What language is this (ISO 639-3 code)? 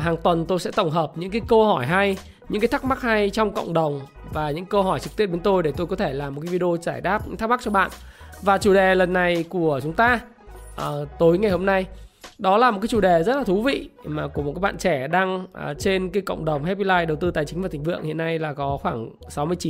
vie